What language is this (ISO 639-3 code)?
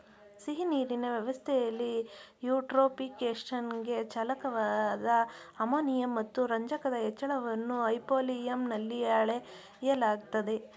kan